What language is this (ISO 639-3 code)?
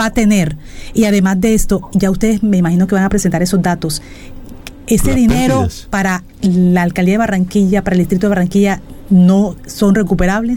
spa